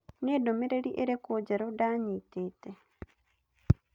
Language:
Kikuyu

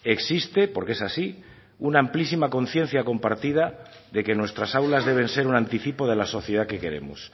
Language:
Spanish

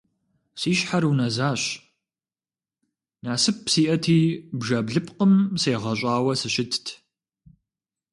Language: Kabardian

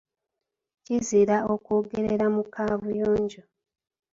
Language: Ganda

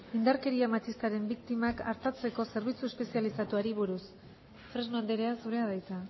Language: Basque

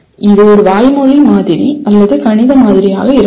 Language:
Tamil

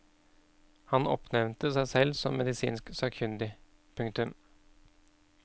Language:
Norwegian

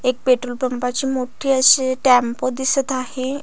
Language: Marathi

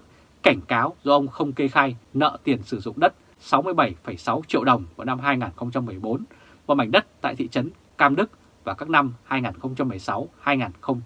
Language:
Vietnamese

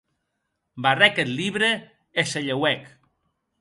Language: Occitan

